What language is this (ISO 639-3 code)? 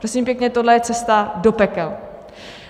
ces